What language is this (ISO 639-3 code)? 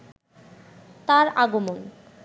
ben